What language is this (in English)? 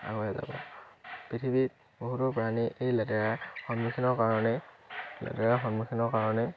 Assamese